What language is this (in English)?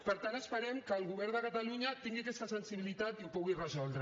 Catalan